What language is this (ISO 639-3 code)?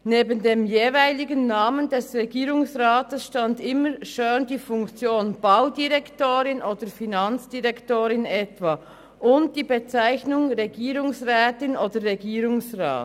gsw